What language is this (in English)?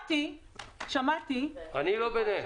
Hebrew